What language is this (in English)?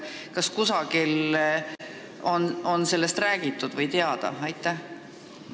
Estonian